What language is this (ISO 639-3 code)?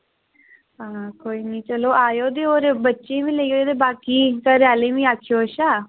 doi